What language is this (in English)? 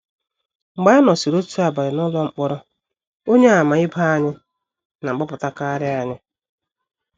Igbo